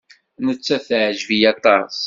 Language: Kabyle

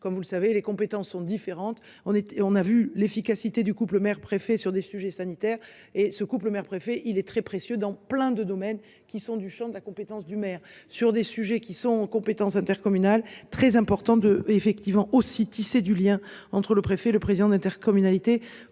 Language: French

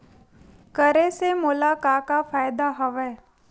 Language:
Chhattisgarhi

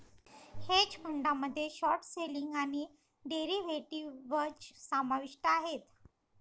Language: Marathi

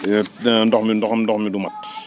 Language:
Wolof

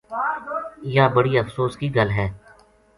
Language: Gujari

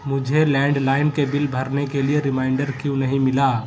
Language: Urdu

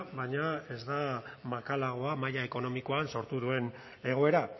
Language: Basque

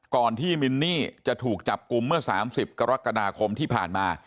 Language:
Thai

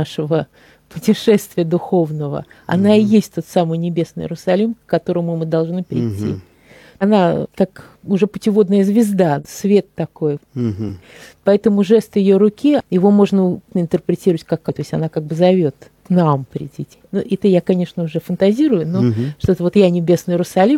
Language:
Russian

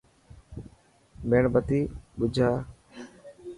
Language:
Dhatki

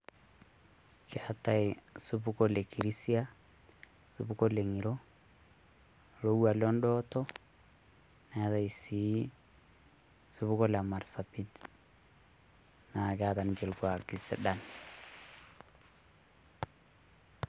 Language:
Masai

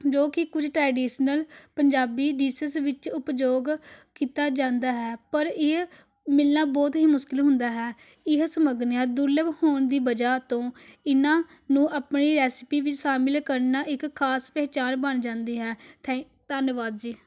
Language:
Punjabi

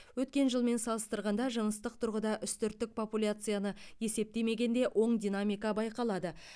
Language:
Kazakh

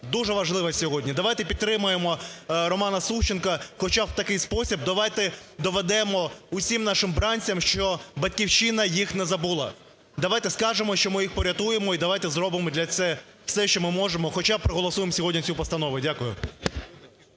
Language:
Ukrainian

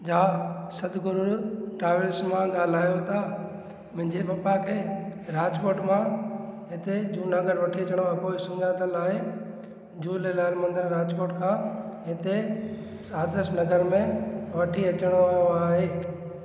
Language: Sindhi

